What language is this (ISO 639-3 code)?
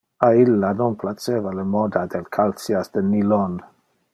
ina